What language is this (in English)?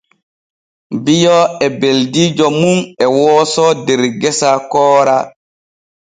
Borgu Fulfulde